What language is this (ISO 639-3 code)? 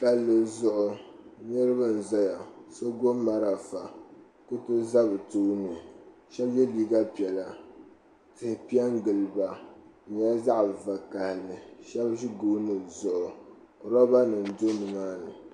dag